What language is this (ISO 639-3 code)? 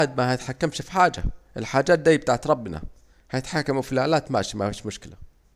aec